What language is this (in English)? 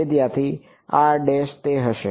Gujarati